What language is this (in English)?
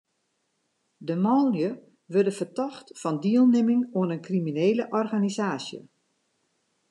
Western Frisian